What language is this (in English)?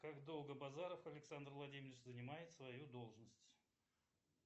Russian